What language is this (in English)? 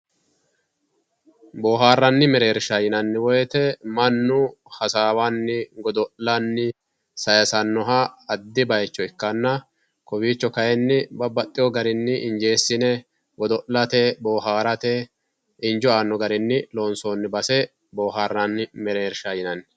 Sidamo